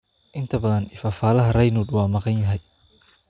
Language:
Somali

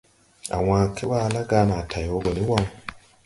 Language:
Tupuri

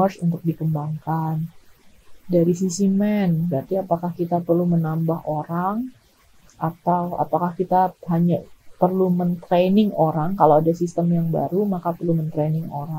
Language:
Indonesian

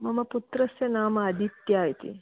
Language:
Sanskrit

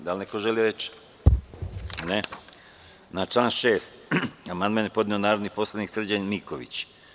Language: Serbian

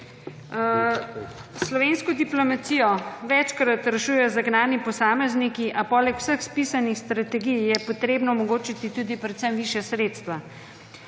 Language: Slovenian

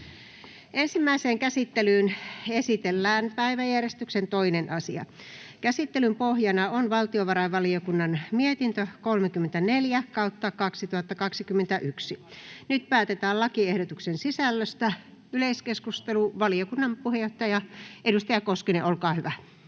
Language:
Finnish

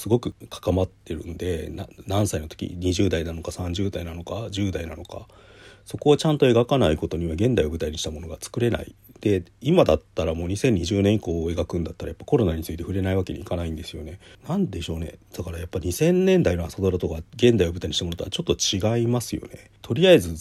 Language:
Japanese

